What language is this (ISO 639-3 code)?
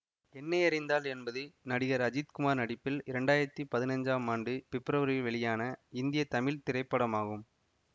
tam